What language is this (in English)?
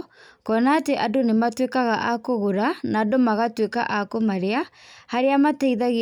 Kikuyu